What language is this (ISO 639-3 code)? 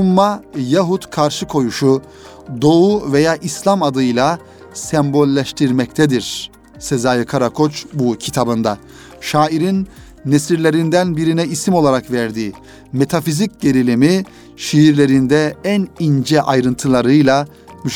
tur